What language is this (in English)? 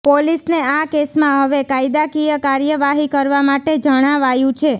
Gujarati